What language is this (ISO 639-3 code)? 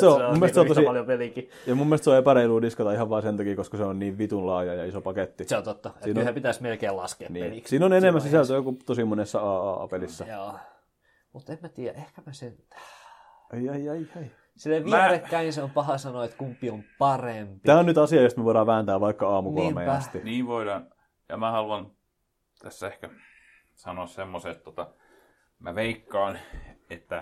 fin